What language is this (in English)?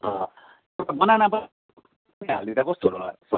Nepali